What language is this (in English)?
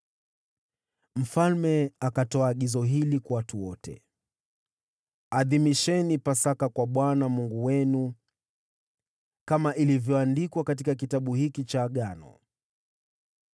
Swahili